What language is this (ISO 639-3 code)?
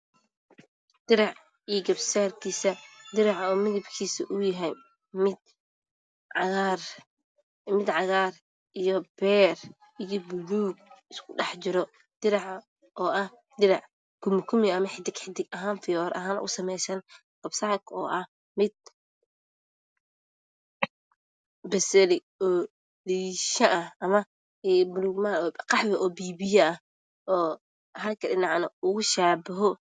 som